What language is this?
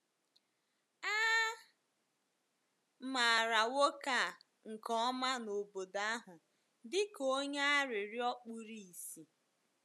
Igbo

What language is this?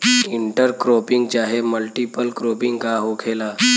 Bhojpuri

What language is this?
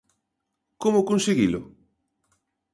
Galician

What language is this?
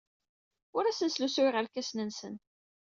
Kabyle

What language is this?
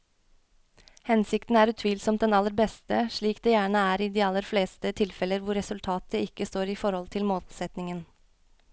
Norwegian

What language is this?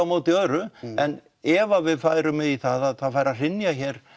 Icelandic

